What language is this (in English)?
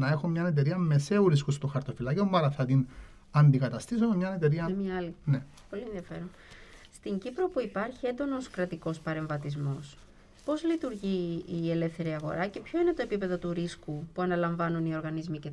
Greek